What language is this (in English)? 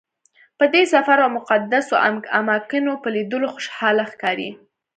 Pashto